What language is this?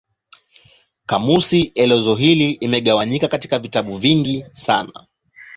Swahili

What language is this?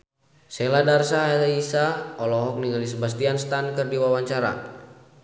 Sundanese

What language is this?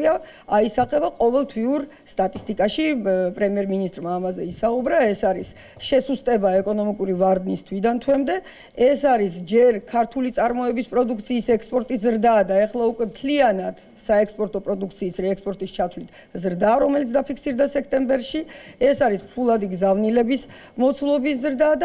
Romanian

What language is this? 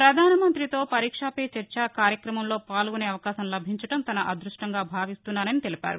Telugu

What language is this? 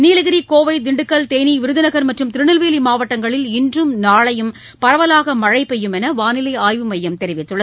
Tamil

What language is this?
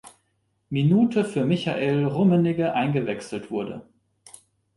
German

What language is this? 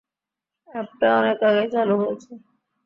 Bangla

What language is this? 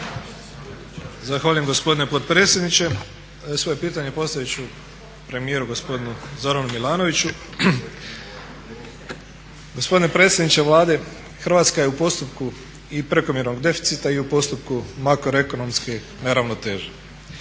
Croatian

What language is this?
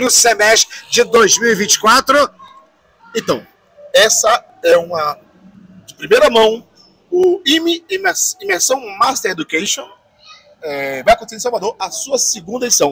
Portuguese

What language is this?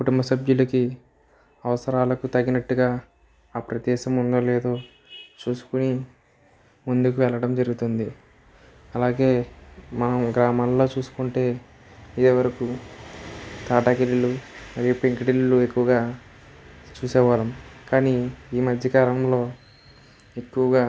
Telugu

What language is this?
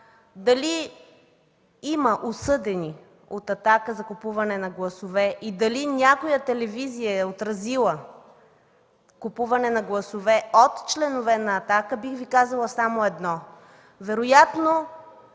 Bulgarian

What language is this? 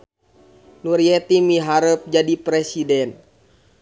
Sundanese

